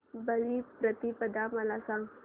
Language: Marathi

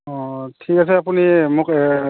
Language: Assamese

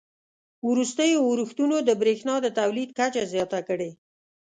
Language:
Pashto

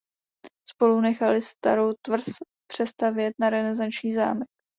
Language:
Czech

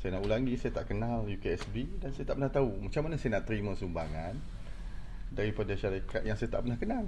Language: Malay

